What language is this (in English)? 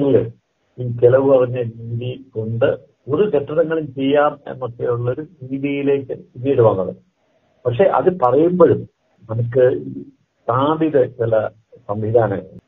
Malayalam